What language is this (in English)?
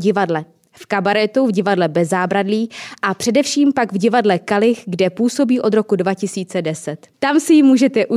Czech